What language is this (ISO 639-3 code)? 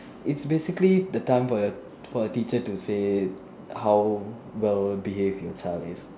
eng